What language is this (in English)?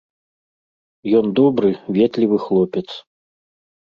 Belarusian